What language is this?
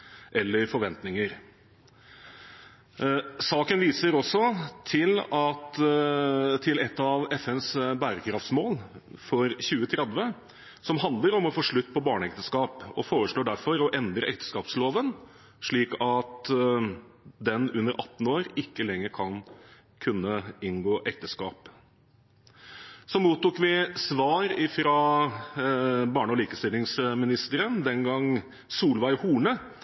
Norwegian Bokmål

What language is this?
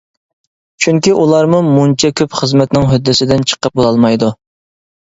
Uyghur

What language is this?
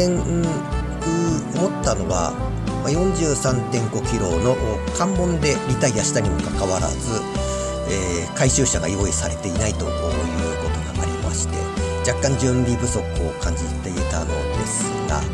Japanese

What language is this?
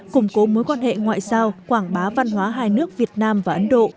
Vietnamese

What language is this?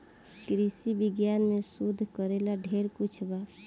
Bhojpuri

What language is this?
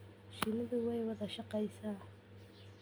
Somali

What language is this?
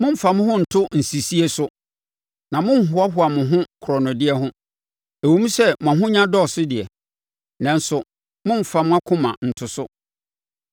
Akan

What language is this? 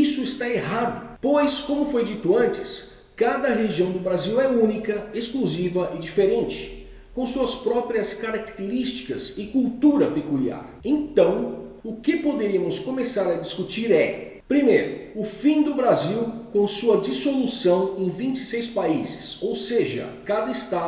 Portuguese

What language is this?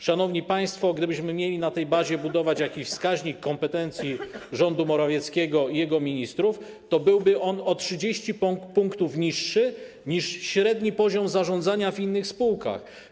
Polish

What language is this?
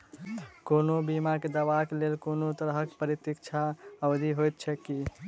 Maithili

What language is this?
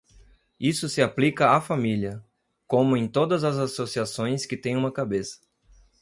Portuguese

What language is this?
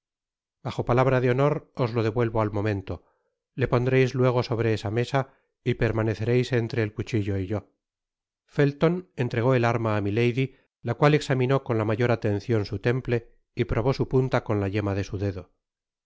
Spanish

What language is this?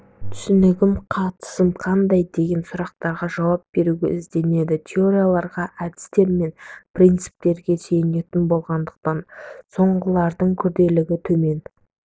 Kazakh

